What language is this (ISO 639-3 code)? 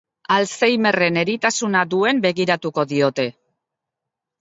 eus